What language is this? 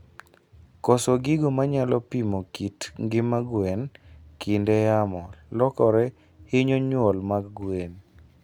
Luo (Kenya and Tanzania)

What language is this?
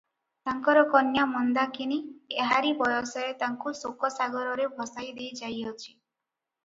Odia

